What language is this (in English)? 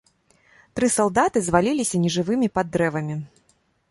Belarusian